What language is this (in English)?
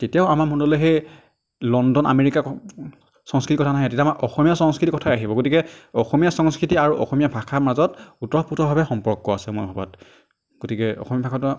Assamese